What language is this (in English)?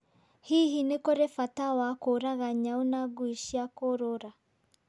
Kikuyu